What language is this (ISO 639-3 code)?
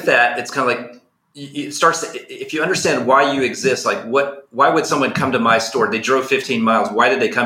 eng